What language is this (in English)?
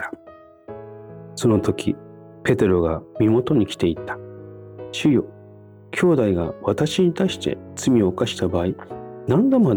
Japanese